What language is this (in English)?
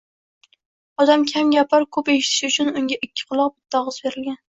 Uzbek